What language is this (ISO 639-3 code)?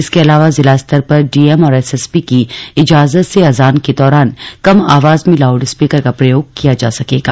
hin